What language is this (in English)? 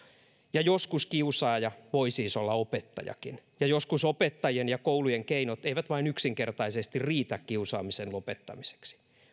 Finnish